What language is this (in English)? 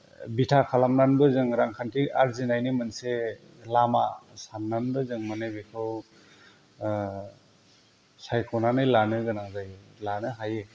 Bodo